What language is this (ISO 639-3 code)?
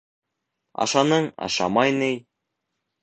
bak